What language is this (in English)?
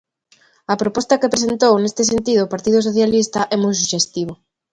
Galician